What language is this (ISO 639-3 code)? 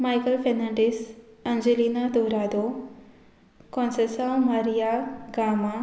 kok